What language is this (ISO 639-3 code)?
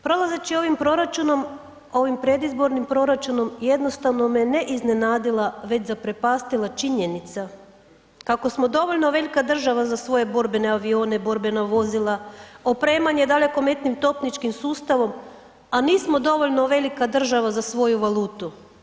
hrv